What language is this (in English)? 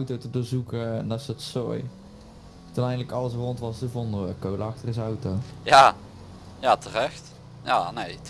Dutch